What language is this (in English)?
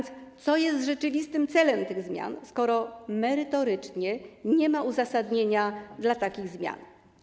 Polish